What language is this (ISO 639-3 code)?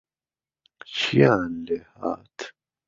ckb